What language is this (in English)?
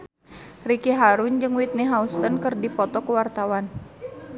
Sundanese